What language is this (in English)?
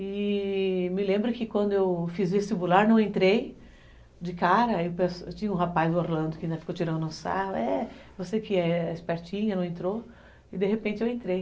Portuguese